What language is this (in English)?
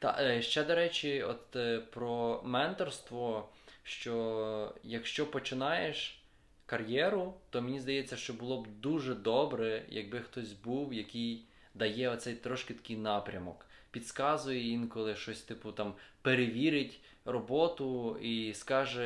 Ukrainian